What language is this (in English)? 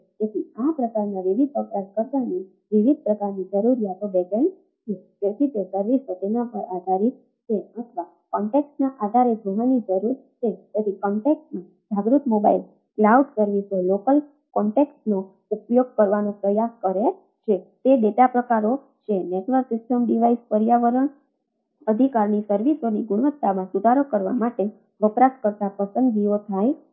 Gujarati